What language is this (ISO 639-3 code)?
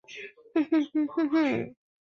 zho